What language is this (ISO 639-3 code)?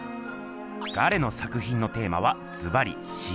jpn